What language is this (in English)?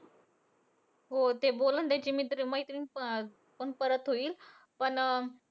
Marathi